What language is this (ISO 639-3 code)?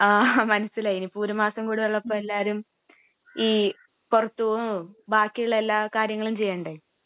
mal